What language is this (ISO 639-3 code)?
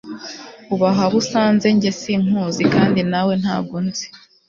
kin